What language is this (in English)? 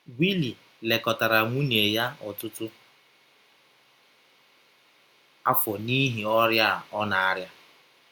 Igbo